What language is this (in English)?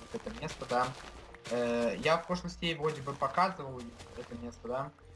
Russian